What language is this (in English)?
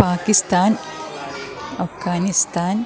Malayalam